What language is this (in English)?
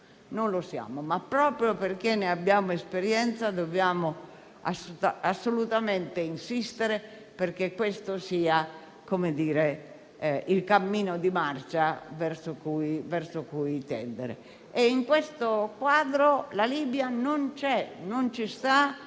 Italian